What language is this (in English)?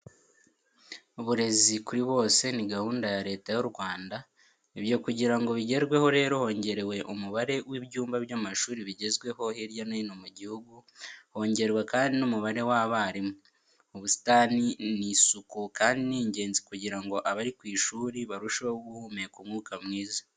Kinyarwanda